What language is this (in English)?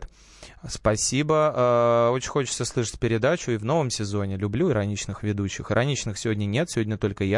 Russian